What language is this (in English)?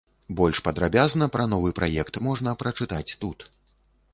Belarusian